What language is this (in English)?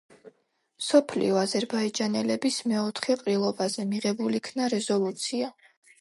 Georgian